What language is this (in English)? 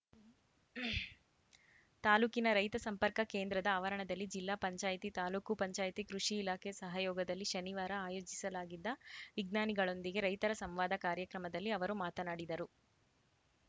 Kannada